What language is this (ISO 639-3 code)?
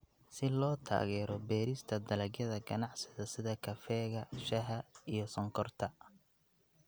som